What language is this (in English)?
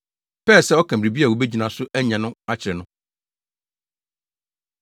Akan